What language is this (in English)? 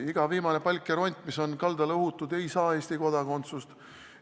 Estonian